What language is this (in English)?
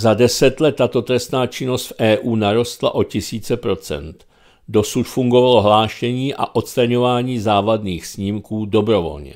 Czech